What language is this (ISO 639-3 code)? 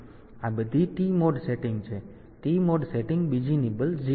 guj